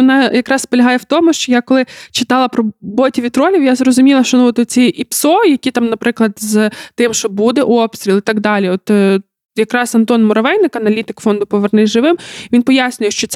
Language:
Ukrainian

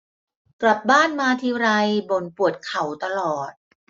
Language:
Thai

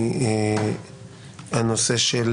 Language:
Hebrew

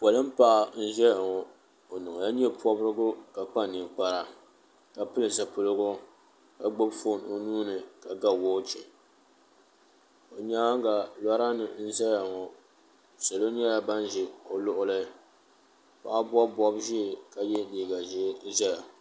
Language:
Dagbani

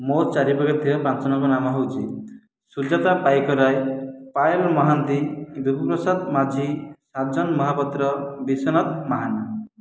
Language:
Odia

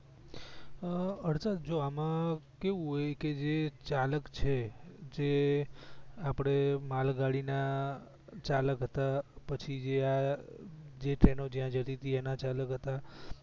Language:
Gujarati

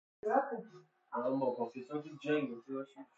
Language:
Persian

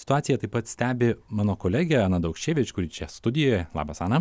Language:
Lithuanian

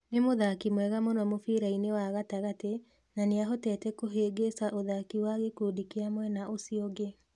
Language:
Kikuyu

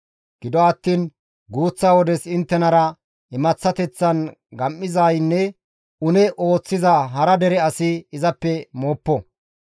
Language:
Gamo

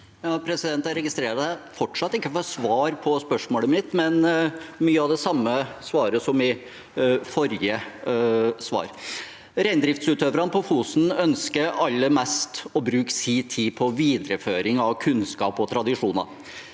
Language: Norwegian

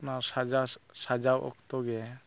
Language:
Santali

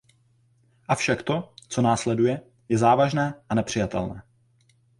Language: Czech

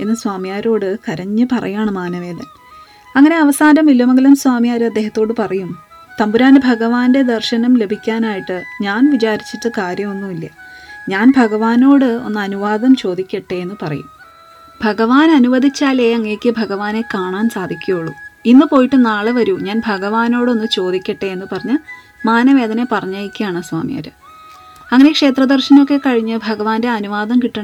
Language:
Malayalam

